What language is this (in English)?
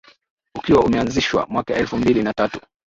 Swahili